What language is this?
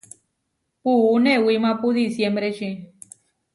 Huarijio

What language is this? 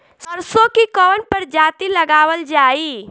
Bhojpuri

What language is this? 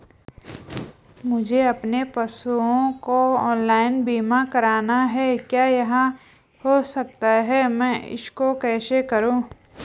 Hindi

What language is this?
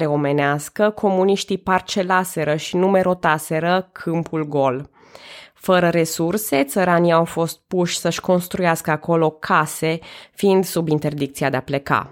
Romanian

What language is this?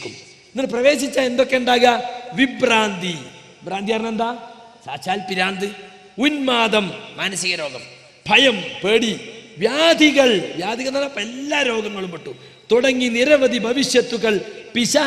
Malayalam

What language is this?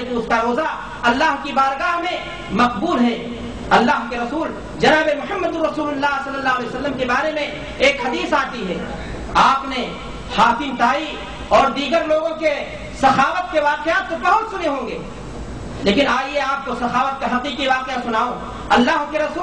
Urdu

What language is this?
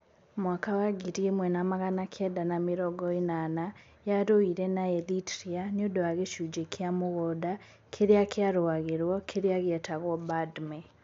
Kikuyu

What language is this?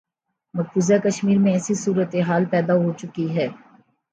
Urdu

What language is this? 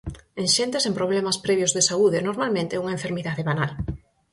Galician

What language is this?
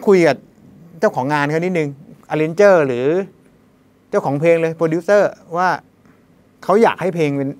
Thai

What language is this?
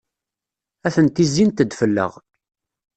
Kabyle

